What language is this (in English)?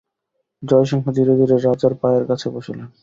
Bangla